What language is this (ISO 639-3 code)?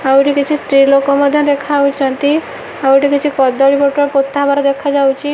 ori